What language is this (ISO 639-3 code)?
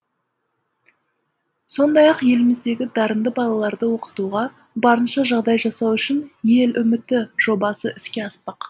kaz